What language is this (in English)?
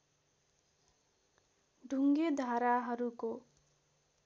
Nepali